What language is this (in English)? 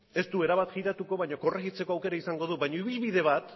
Basque